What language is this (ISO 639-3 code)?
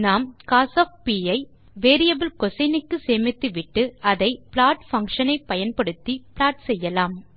tam